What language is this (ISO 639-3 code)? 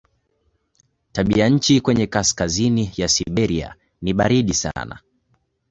swa